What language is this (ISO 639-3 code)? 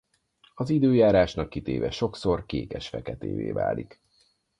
hun